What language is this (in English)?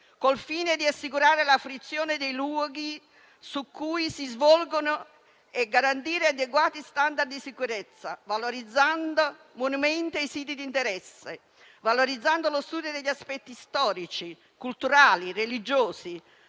Italian